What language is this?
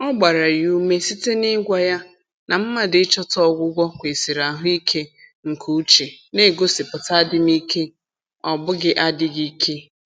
Igbo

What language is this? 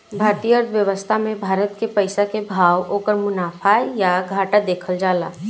Bhojpuri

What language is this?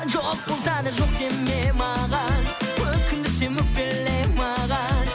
Kazakh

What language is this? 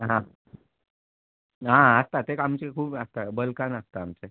Konkani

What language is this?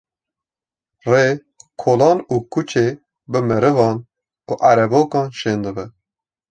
Kurdish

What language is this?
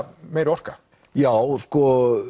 Icelandic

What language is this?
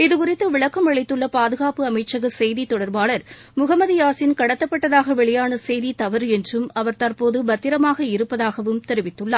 Tamil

